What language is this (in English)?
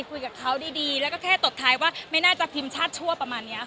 Thai